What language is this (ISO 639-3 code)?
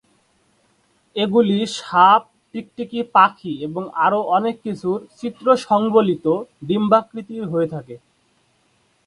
ben